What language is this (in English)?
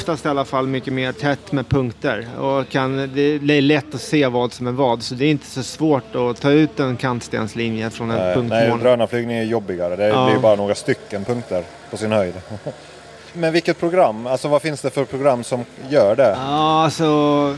Swedish